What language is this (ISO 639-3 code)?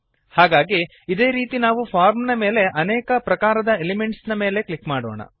kan